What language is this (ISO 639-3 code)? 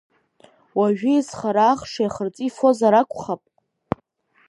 abk